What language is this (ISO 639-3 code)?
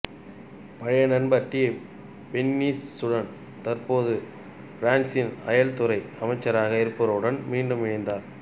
tam